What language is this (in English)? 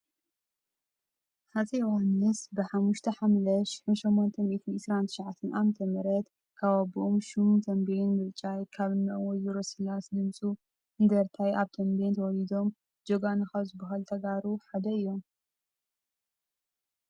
Tigrinya